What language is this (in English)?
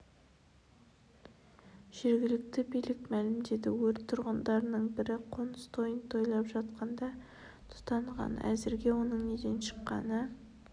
Kazakh